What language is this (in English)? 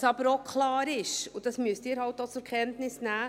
Swiss German